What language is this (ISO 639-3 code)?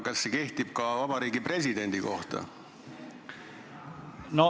est